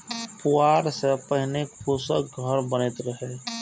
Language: Maithili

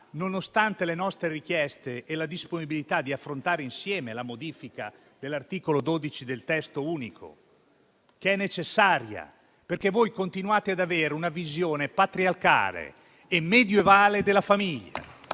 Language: Italian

